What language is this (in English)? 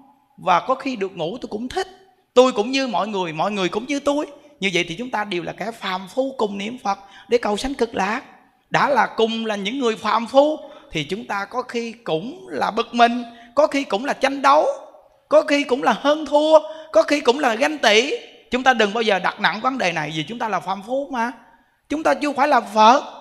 Vietnamese